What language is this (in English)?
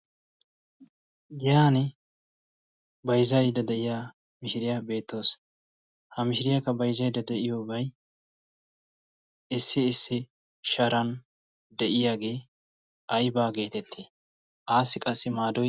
Wolaytta